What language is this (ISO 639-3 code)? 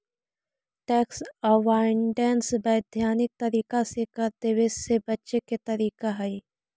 mag